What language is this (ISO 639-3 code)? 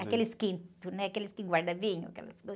por